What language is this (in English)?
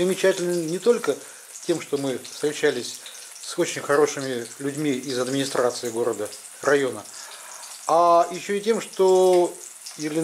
Russian